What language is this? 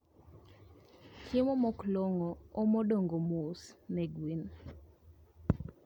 Luo (Kenya and Tanzania)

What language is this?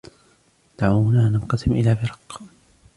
Arabic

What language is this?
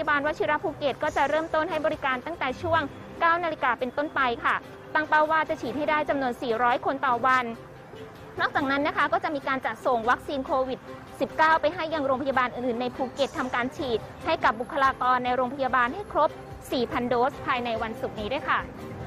Thai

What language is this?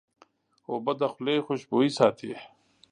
Pashto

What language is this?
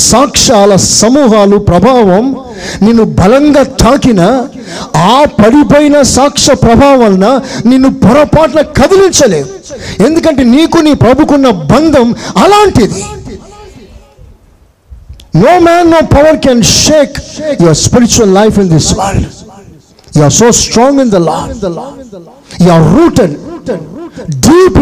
Telugu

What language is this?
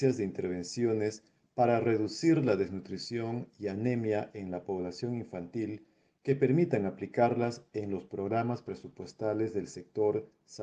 Spanish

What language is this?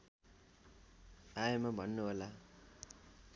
Nepali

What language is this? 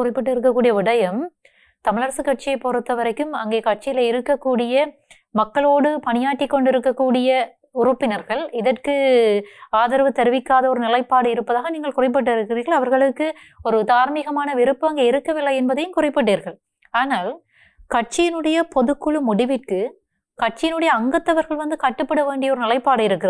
Tamil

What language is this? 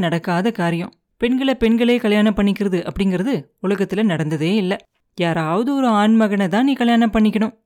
Tamil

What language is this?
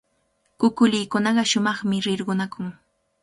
Cajatambo North Lima Quechua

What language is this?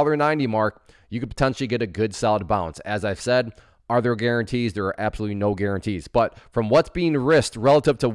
English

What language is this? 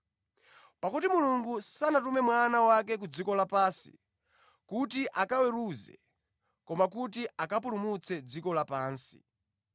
Nyanja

